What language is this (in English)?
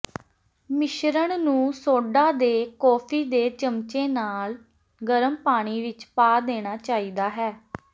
Punjabi